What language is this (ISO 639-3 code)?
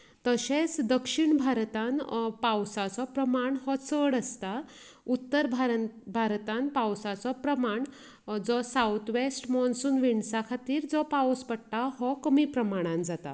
kok